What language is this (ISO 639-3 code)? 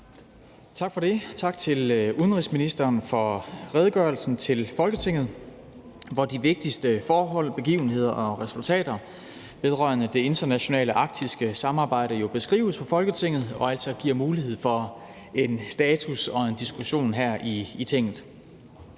dan